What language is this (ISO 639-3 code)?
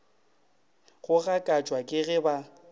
nso